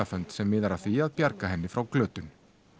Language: Icelandic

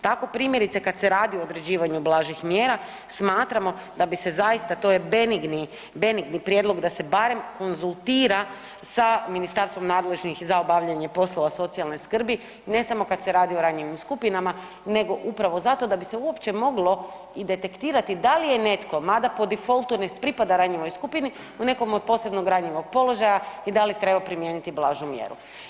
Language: Croatian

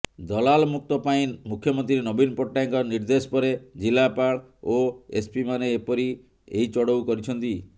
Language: Odia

